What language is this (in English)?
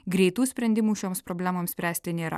Lithuanian